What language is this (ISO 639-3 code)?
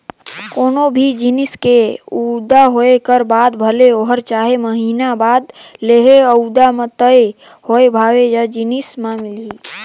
hne